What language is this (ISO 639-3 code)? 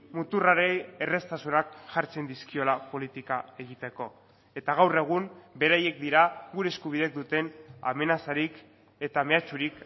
eus